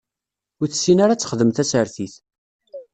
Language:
Kabyle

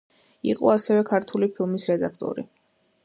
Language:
Georgian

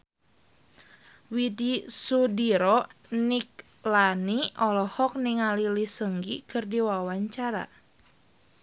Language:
Sundanese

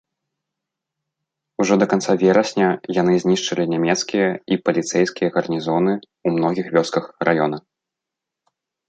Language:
Belarusian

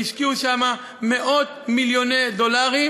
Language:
Hebrew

